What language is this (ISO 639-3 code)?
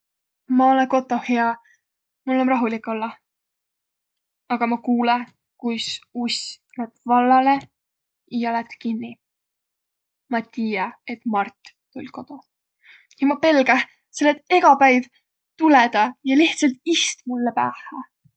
vro